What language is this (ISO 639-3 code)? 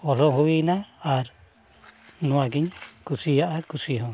sat